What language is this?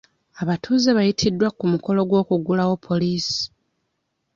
Ganda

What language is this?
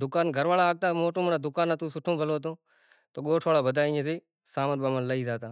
Kachi Koli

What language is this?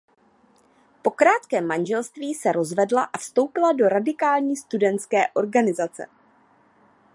Czech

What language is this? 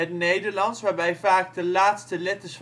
Dutch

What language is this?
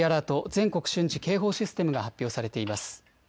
Japanese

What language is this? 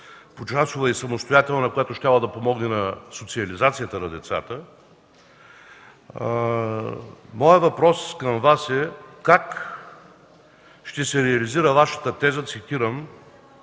Bulgarian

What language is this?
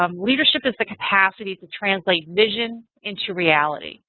English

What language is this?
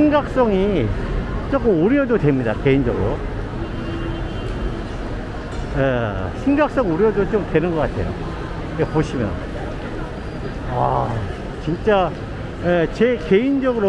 Korean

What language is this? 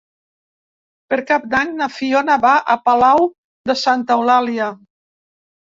Catalan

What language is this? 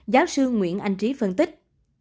Vietnamese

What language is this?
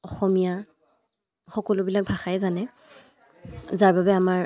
Assamese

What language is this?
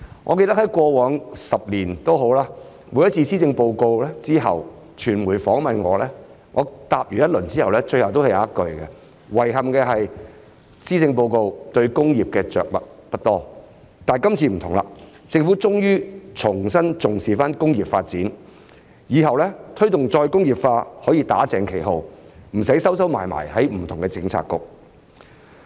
Cantonese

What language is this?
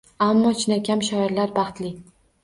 Uzbek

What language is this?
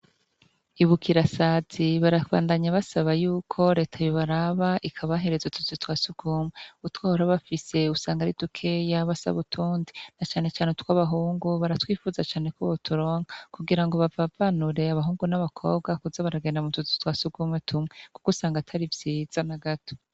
Rundi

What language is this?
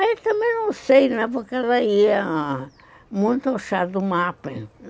Portuguese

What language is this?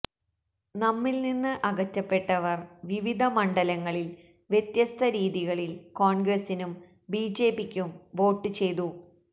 Malayalam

